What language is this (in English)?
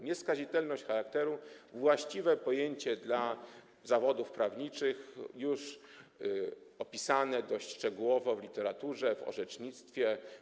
Polish